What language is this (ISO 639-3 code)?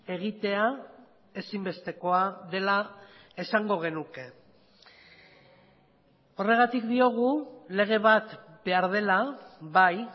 eus